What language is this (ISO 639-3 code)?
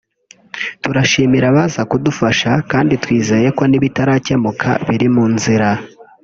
kin